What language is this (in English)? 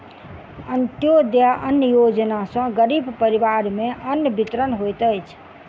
Maithili